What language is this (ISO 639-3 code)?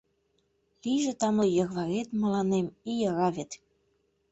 chm